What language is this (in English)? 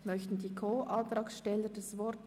Swiss German